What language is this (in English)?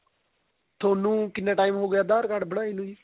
Punjabi